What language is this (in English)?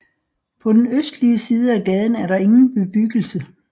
Danish